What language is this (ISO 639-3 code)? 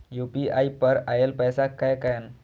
mai